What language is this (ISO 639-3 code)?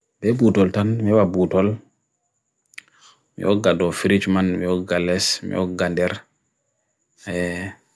fui